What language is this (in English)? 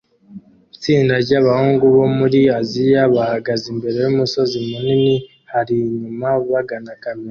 Kinyarwanda